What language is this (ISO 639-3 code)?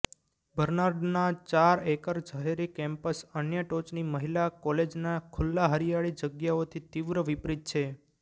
guj